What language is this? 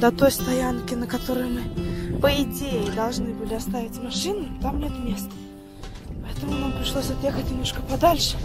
Russian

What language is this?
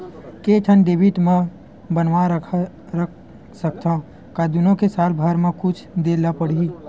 Chhattisgarhi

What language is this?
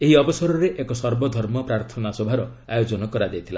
Odia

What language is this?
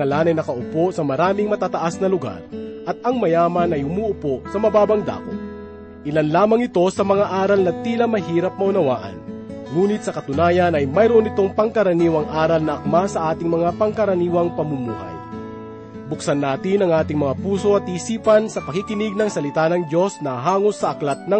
Filipino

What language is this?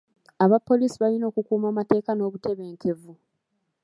Ganda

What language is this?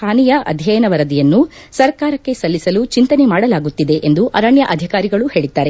Kannada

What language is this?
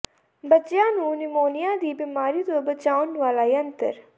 Punjabi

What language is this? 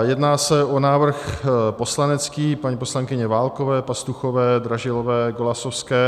Czech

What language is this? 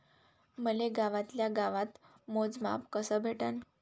Marathi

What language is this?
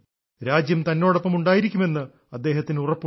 Malayalam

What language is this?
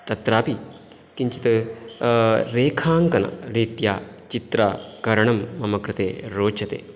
Sanskrit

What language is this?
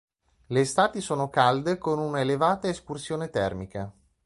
Italian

